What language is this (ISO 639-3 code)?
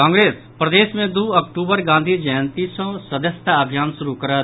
mai